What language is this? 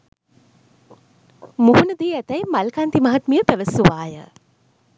Sinhala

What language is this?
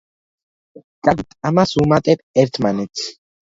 Georgian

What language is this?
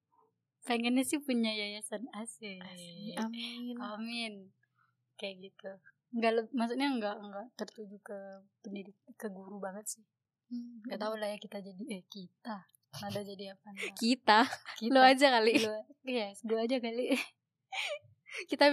Indonesian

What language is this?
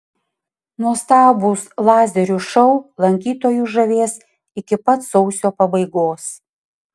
Lithuanian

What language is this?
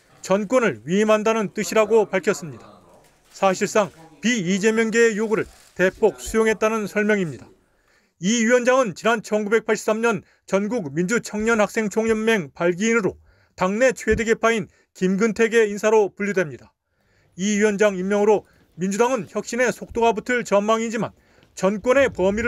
Korean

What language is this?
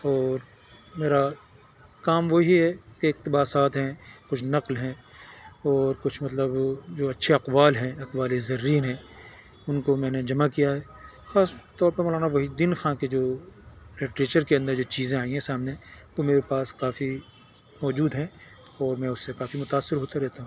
Urdu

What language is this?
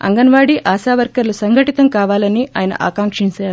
Telugu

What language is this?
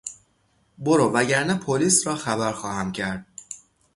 Persian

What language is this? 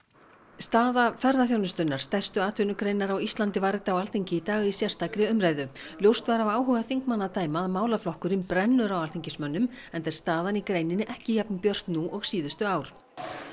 Icelandic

